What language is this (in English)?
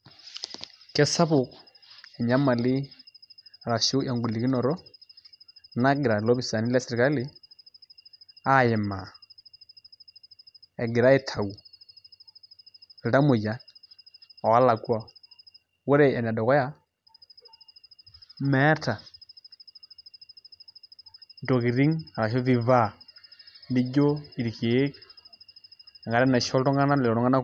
Masai